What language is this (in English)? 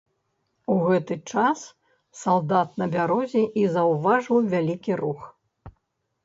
Belarusian